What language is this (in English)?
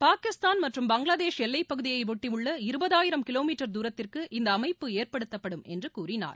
Tamil